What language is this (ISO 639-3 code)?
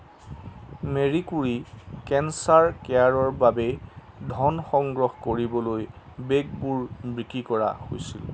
asm